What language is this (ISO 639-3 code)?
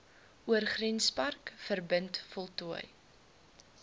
afr